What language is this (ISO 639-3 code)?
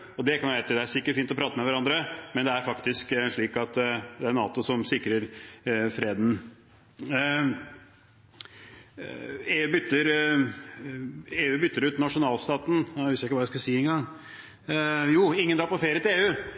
nob